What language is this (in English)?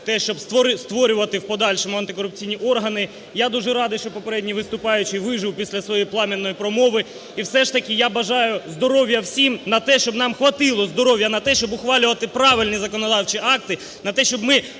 Ukrainian